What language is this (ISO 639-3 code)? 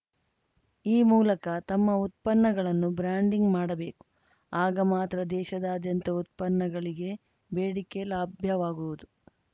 kan